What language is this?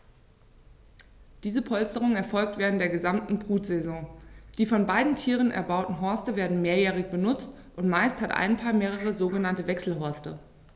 German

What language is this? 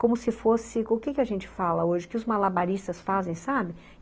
Portuguese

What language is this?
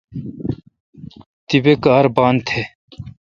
Kalkoti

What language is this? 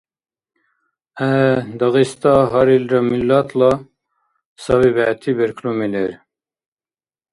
Dargwa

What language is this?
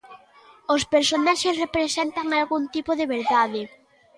Galician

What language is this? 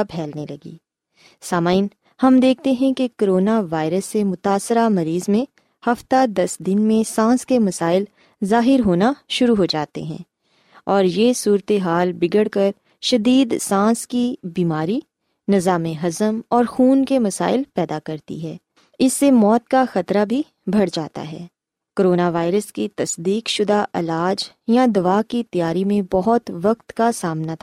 Urdu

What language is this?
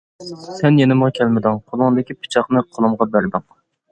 Uyghur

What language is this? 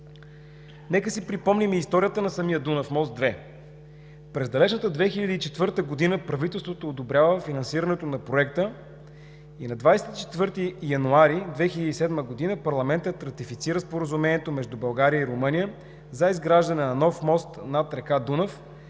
Bulgarian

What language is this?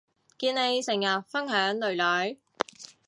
Cantonese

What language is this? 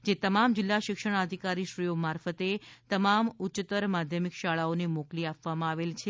Gujarati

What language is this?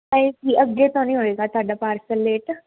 Punjabi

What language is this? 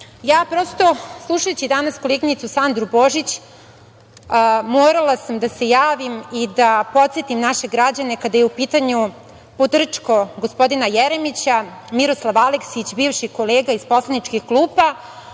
Serbian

